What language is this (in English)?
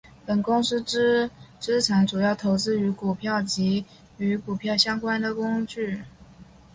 Chinese